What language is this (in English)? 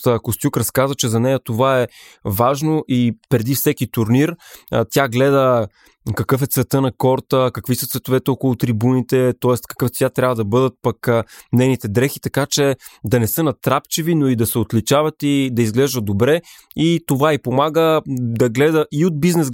Bulgarian